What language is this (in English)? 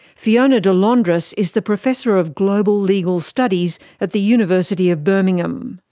English